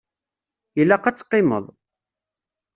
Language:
Kabyle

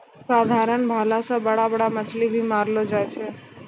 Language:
Maithili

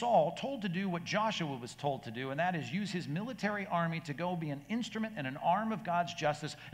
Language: English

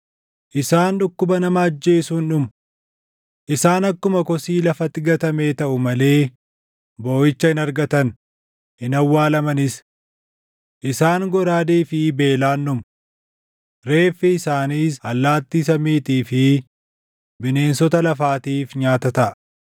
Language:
Oromo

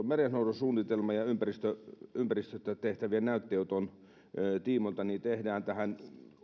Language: Finnish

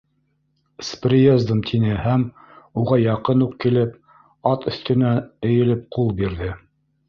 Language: Bashkir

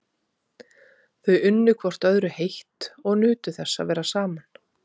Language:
Icelandic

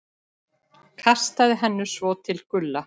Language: Icelandic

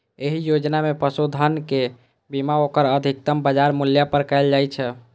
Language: Maithili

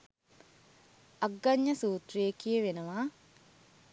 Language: Sinhala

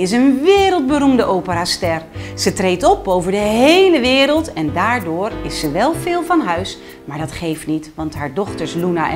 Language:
Dutch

